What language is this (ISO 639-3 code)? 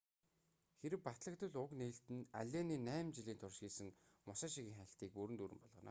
mon